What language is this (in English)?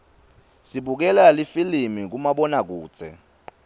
Swati